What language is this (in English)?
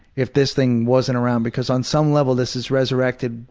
English